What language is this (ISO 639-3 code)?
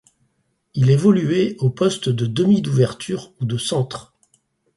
fra